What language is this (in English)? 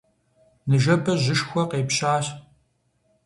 Kabardian